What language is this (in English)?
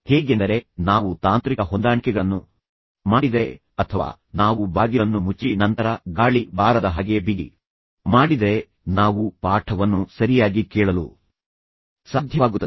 Kannada